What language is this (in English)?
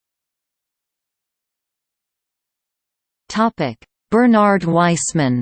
English